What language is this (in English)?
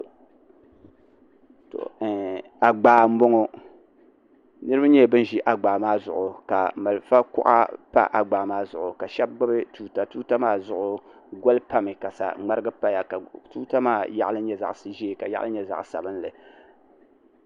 Dagbani